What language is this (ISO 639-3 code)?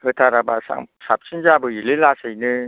brx